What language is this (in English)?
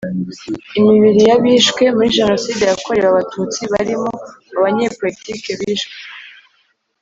Kinyarwanda